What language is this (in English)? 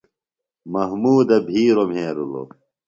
Phalura